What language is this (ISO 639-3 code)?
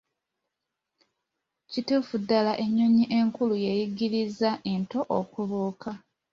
lug